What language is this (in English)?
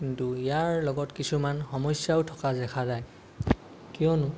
Assamese